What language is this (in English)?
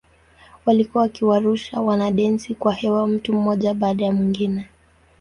Swahili